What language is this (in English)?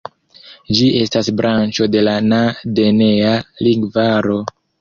Esperanto